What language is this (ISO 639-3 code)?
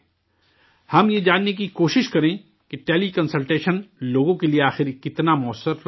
urd